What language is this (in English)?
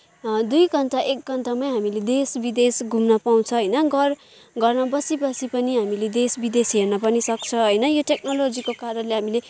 Nepali